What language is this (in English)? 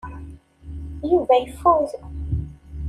Kabyle